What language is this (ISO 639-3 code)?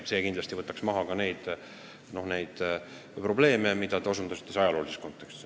est